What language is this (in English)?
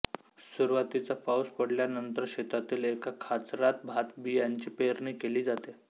Marathi